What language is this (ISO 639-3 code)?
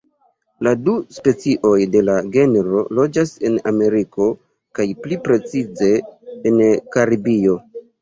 epo